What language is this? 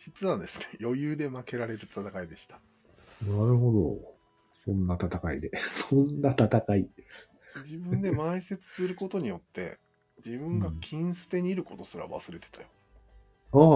Japanese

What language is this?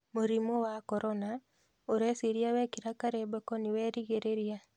Kikuyu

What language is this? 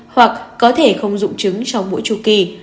Vietnamese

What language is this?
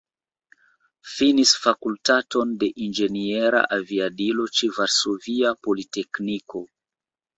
Esperanto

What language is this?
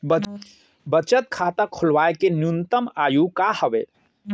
Chhattisgarhi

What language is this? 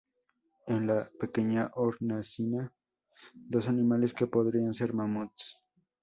Spanish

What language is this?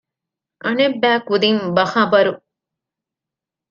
Divehi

